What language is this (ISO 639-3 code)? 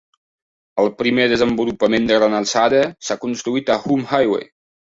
cat